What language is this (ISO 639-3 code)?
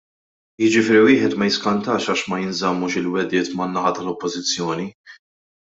mlt